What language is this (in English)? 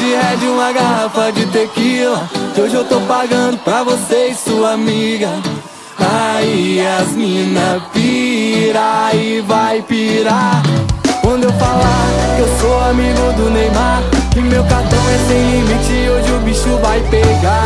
Portuguese